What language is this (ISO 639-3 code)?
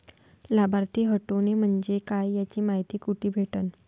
mar